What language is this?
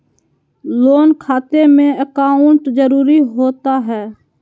Magahi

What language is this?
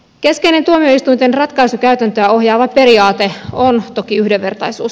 Finnish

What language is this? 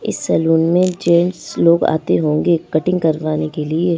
Hindi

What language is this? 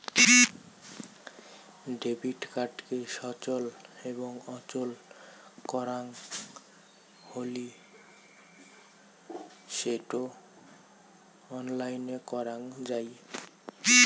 Bangla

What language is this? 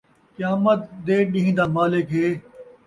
Saraiki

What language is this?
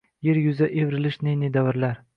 Uzbek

